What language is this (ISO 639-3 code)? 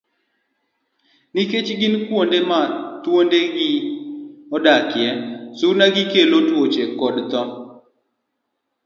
luo